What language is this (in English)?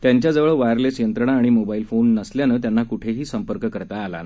Marathi